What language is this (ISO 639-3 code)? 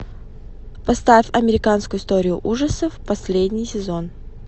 rus